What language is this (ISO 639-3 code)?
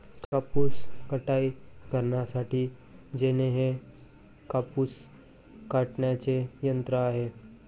mar